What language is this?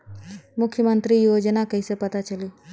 Bhojpuri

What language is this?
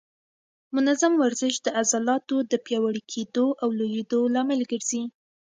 Pashto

